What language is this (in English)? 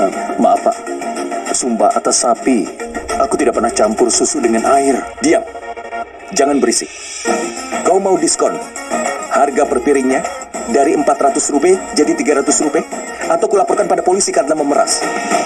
Indonesian